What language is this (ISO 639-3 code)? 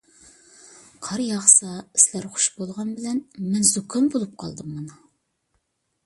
uig